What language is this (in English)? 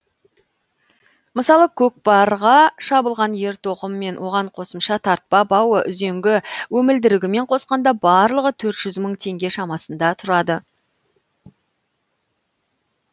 Kazakh